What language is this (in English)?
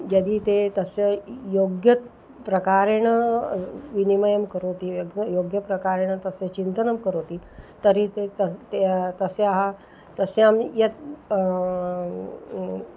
Sanskrit